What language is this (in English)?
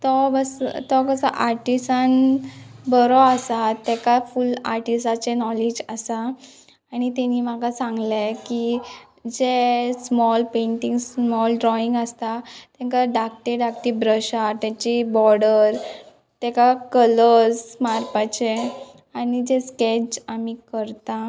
Konkani